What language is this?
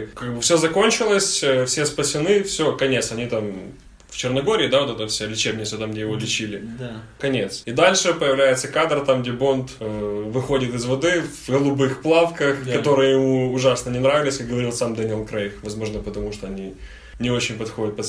Russian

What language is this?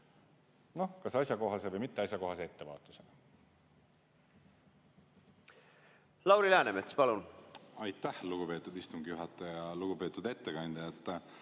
Estonian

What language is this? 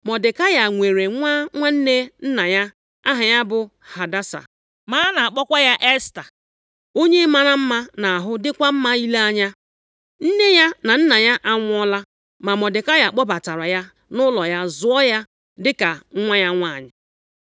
Igbo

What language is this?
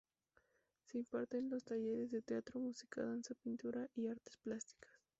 Spanish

